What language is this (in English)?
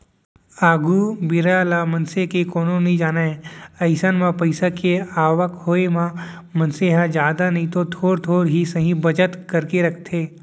Chhattisgarhi